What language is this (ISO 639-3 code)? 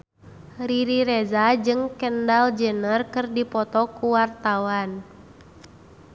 sun